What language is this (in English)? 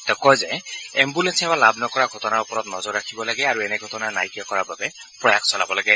Assamese